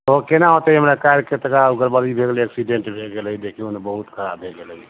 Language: Maithili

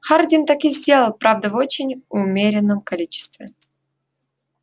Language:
Russian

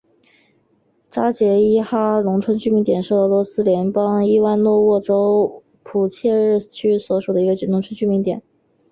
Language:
Chinese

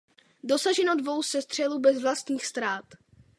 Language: Czech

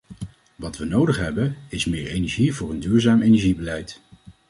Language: Dutch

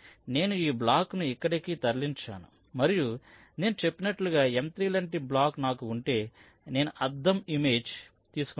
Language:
Telugu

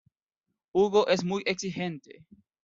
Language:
Spanish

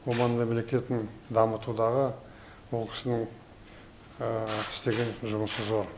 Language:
Kazakh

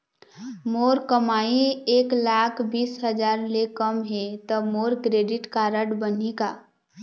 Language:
Chhattisgarhi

